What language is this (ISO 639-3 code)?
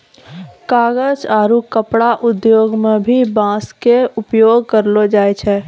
mai